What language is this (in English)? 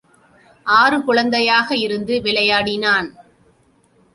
Tamil